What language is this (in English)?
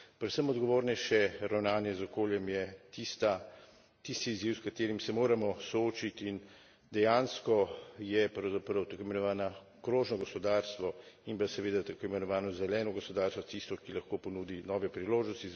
Slovenian